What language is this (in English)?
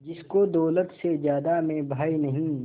Hindi